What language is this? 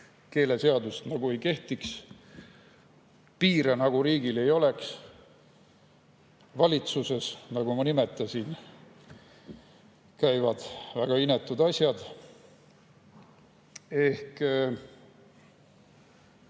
Estonian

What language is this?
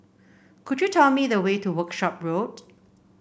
English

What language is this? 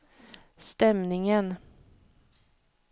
Swedish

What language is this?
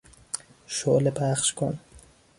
Persian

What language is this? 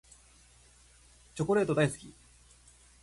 Japanese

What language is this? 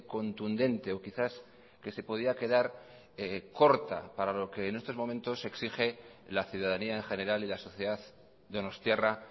Spanish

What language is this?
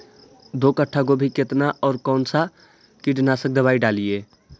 Magahi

